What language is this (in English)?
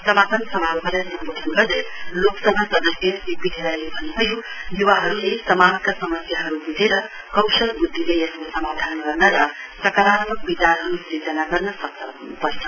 Nepali